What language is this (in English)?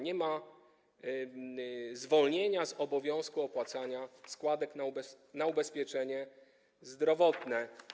Polish